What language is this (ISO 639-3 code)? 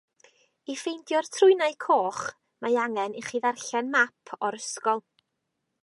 cym